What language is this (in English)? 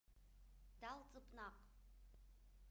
Abkhazian